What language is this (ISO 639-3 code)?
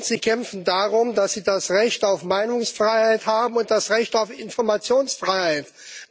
deu